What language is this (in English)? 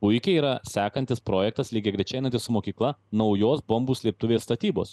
Lithuanian